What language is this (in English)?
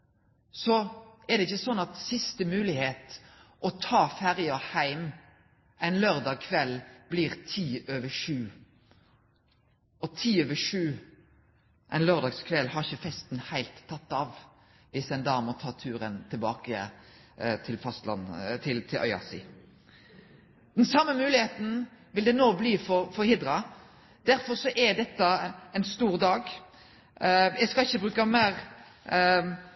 Norwegian Nynorsk